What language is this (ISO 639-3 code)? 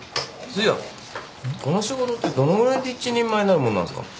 jpn